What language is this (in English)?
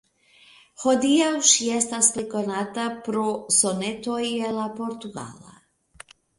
Esperanto